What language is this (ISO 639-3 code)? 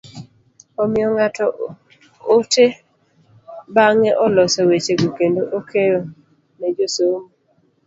luo